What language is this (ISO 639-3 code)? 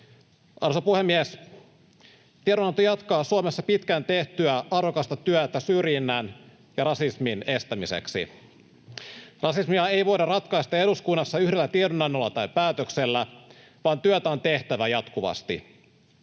fin